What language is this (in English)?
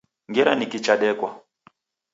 Taita